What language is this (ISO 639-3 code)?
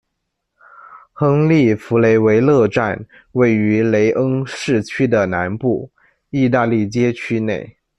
zho